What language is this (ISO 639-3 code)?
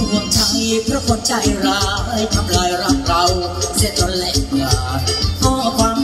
tha